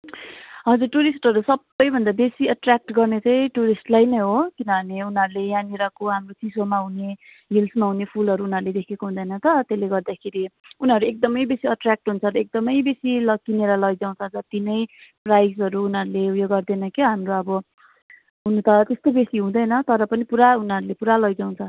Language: Nepali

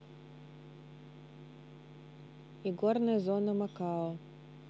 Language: Russian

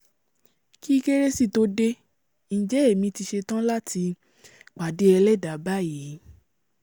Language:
Yoruba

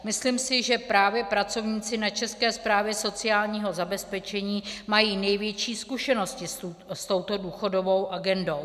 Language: Czech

